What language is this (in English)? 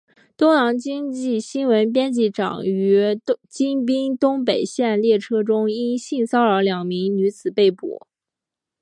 Chinese